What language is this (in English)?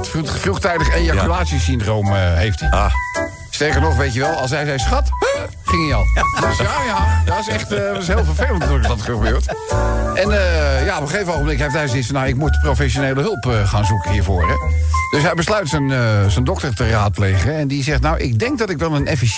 Dutch